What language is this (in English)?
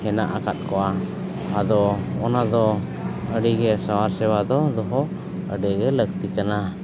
Santali